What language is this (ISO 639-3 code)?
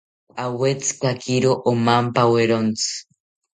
cpy